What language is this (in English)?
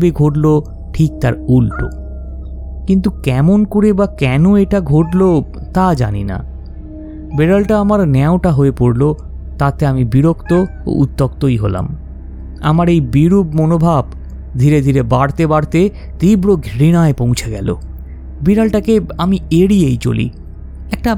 Bangla